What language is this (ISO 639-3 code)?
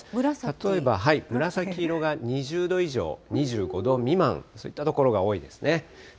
jpn